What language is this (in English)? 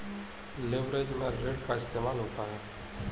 Hindi